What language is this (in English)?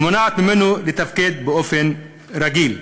Hebrew